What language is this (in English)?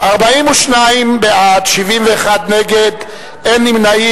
Hebrew